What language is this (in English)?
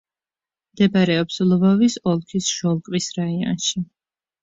Georgian